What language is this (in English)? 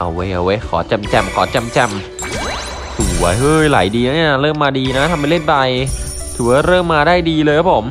Thai